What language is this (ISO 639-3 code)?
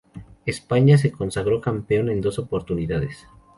spa